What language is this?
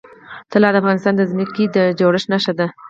Pashto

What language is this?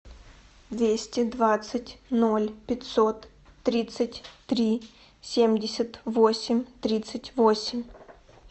Russian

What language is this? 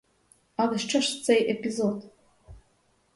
Ukrainian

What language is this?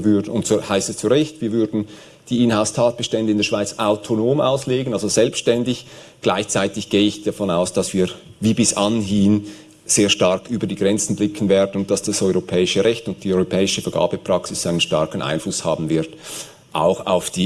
German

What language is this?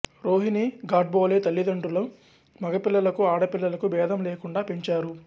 Telugu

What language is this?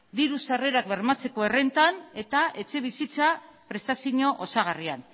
Basque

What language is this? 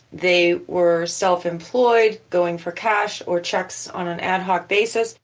English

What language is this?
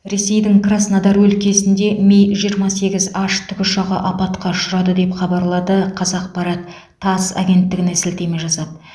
Kazakh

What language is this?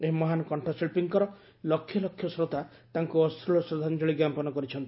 Odia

